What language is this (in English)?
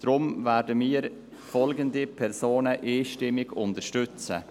Swiss German